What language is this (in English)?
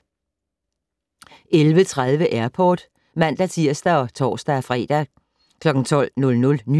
Danish